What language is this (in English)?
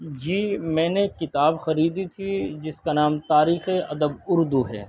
Urdu